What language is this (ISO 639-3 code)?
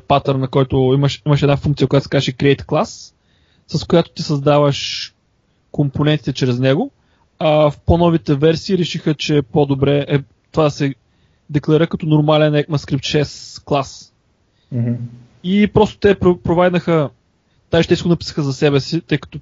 bul